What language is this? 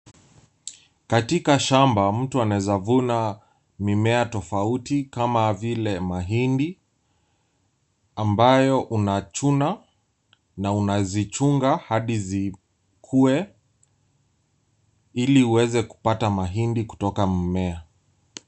Swahili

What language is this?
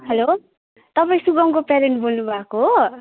Nepali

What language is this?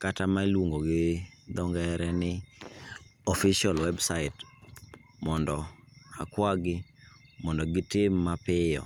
Luo (Kenya and Tanzania)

